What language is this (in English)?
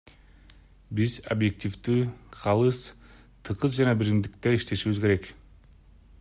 Kyrgyz